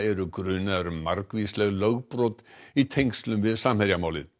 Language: Icelandic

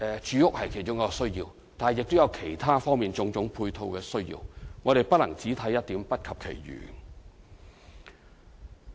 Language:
Cantonese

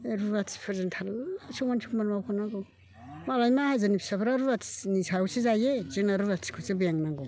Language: Bodo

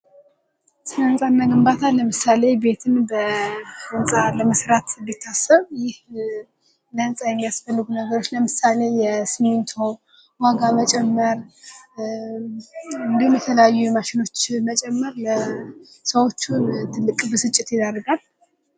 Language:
Amharic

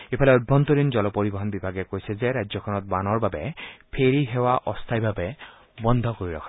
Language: Assamese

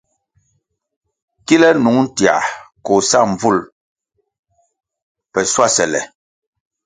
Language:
Kwasio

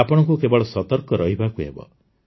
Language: Odia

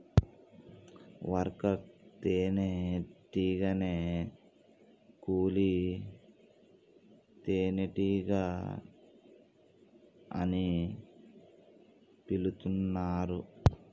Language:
Telugu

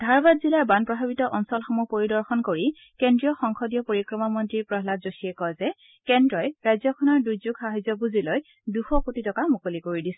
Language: Assamese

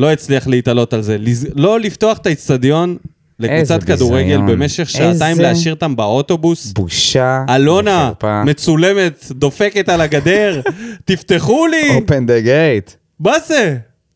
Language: Hebrew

